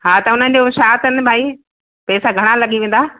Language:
Sindhi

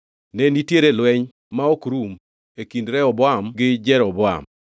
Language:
Luo (Kenya and Tanzania)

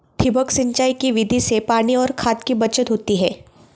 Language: Marathi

